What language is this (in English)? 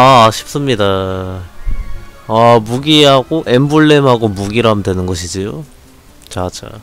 Korean